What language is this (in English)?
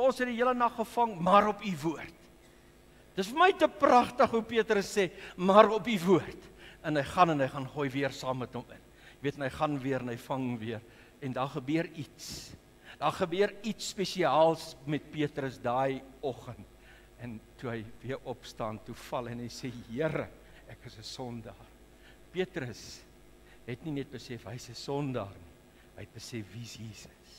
Dutch